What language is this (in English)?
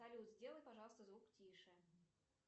Russian